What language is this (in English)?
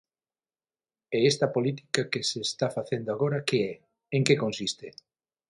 Galician